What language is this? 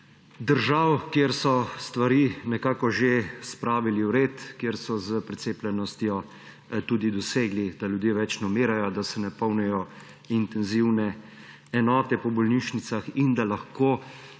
Slovenian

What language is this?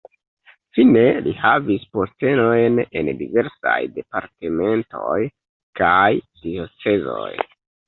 Esperanto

